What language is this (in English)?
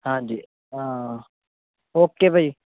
Punjabi